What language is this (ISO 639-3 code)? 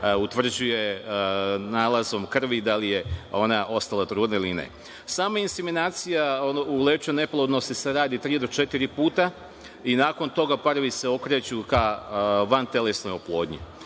srp